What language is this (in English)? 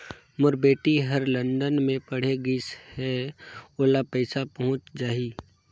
Chhattisgarhi